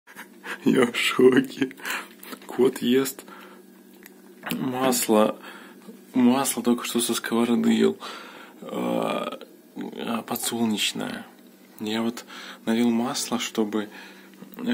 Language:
Russian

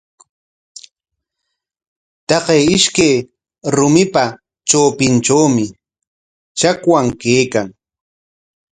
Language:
Corongo Ancash Quechua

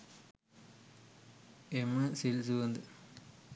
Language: Sinhala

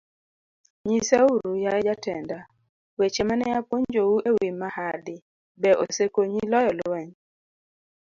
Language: Luo (Kenya and Tanzania)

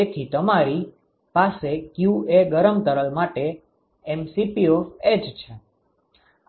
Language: Gujarati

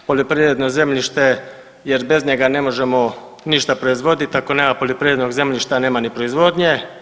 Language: Croatian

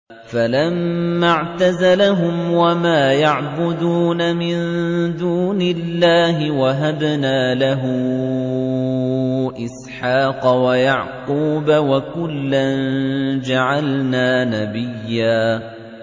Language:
Arabic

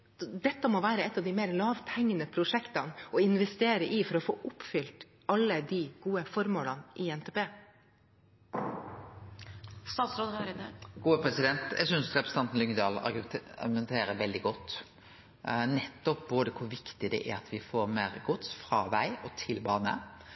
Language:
Norwegian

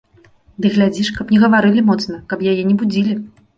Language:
Belarusian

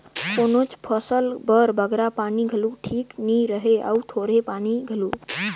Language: Chhattisgarhi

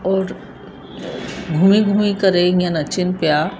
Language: Sindhi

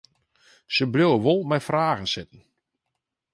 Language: Western Frisian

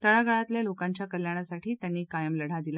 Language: Marathi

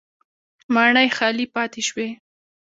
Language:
Pashto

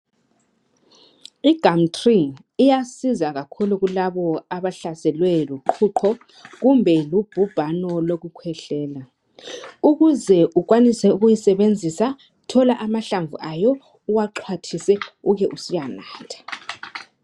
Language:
North Ndebele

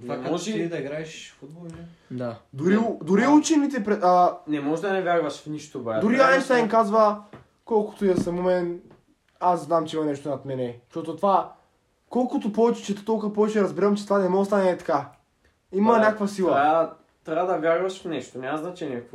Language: Bulgarian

